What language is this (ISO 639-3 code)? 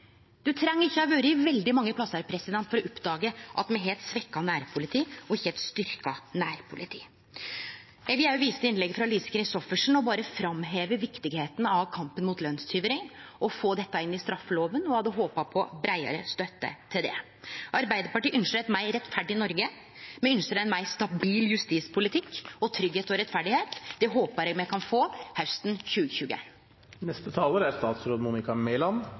nno